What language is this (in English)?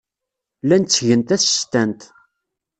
Kabyle